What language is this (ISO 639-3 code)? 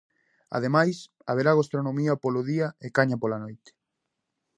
glg